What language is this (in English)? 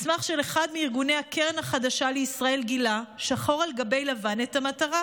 Hebrew